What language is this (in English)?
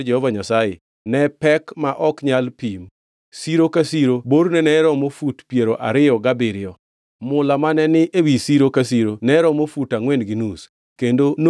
Luo (Kenya and Tanzania)